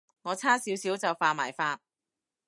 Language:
Cantonese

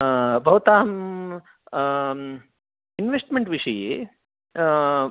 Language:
Sanskrit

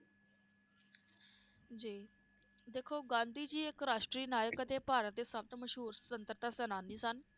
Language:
Punjabi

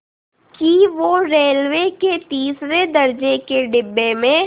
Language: Hindi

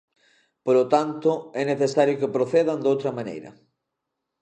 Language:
Galician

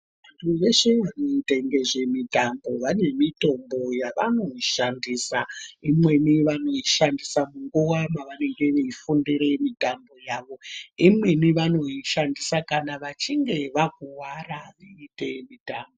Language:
Ndau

